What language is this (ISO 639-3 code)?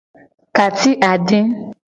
gej